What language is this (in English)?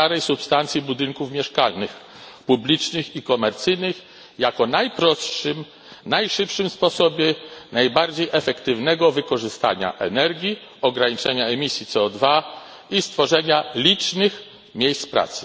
Polish